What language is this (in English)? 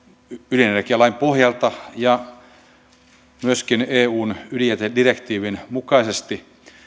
Finnish